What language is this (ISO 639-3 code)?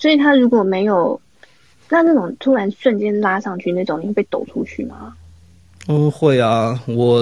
zho